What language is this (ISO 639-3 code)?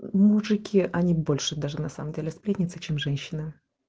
rus